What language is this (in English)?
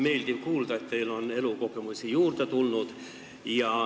Estonian